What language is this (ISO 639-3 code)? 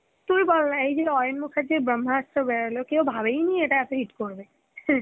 ben